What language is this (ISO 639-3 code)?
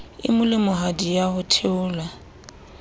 sot